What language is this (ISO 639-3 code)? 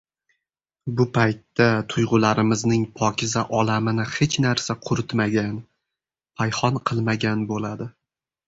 uzb